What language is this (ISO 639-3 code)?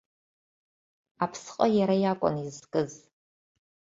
abk